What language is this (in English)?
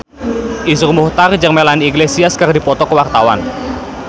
Sundanese